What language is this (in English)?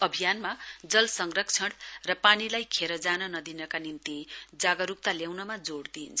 Nepali